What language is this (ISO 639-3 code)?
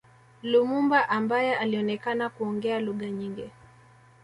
swa